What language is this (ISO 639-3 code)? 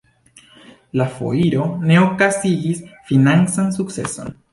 epo